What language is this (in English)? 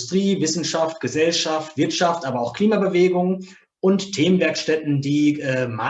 German